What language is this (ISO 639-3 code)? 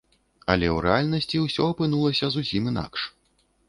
bel